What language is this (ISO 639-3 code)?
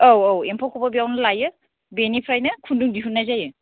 brx